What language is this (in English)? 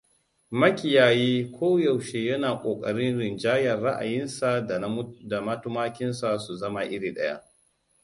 Hausa